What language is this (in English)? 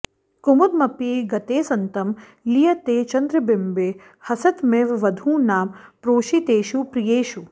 Sanskrit